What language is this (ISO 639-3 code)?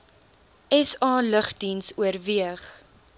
afr